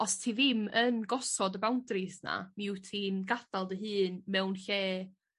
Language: Welsh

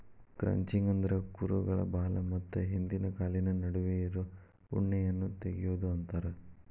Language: Kannada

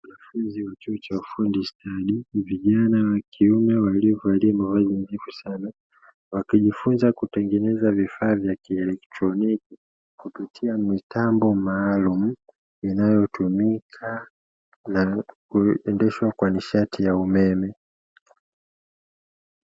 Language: Swahili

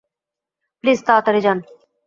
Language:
Bangla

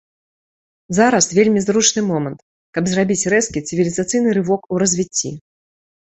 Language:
Belarusian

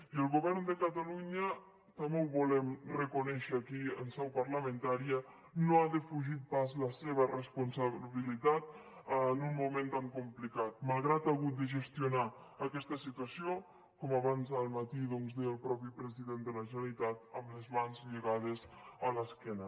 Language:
Catalan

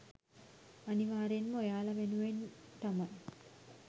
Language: Sinhala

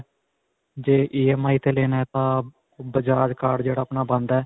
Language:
Punjabi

